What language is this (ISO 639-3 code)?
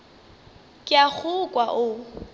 nso